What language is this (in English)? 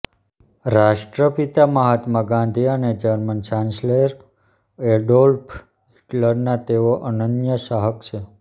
Gujarati